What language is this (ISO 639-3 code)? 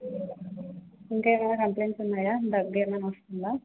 tel